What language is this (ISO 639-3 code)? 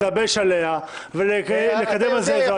heb